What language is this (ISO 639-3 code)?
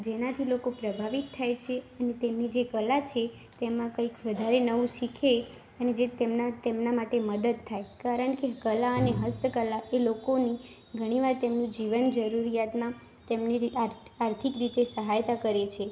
guj